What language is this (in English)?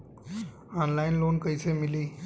Bhojpuri